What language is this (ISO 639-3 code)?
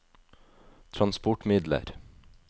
nor